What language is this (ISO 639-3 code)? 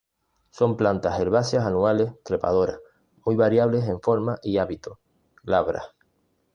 spa